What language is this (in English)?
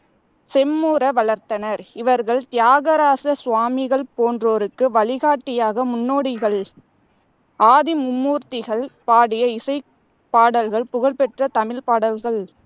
Tamil